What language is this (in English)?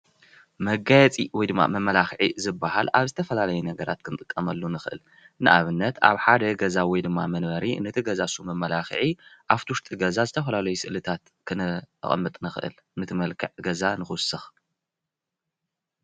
Tigrinya